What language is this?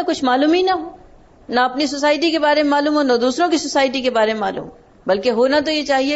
Urdu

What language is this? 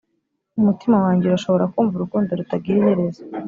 Kinyarwanda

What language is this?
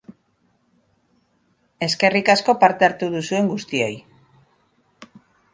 Basque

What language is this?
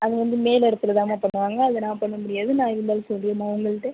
Tamil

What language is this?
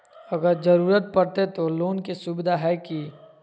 Magahi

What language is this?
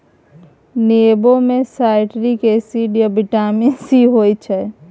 Maithili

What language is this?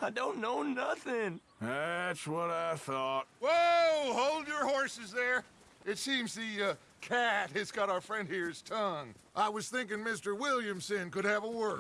Russian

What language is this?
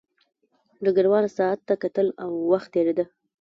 Pashto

